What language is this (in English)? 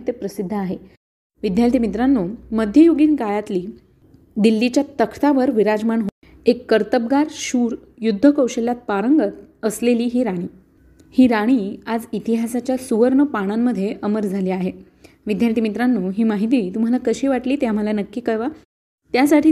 Marathi